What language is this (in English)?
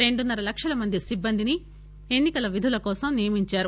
Telugu